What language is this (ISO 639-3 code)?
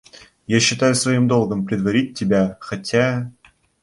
rus